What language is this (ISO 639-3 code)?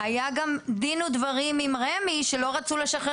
heb